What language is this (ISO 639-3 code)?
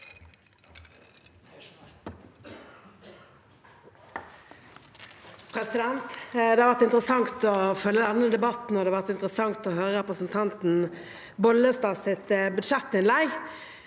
nor